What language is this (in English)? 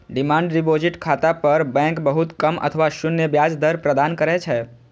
Maithili